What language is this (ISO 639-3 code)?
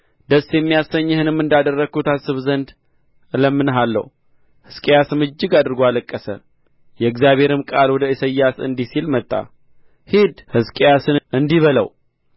amh